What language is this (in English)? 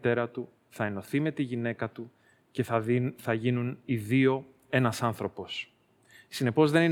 Greek